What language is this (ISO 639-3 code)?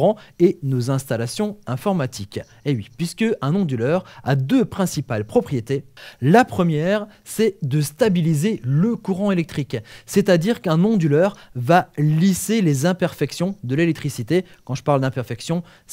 fra